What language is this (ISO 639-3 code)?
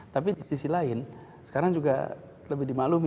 ind